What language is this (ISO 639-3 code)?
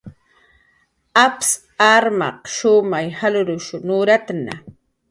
jqr